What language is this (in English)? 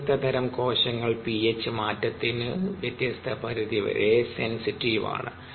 Malayalam